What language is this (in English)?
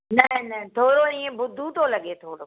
Sindhi